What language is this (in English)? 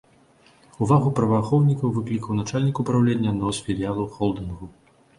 Belarusian